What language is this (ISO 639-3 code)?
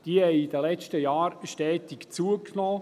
gsw